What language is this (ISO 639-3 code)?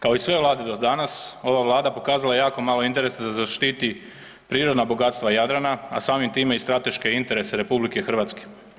hrv